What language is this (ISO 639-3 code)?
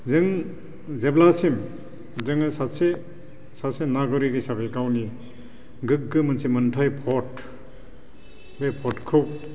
brx